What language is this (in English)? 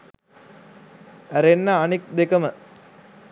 Sinhala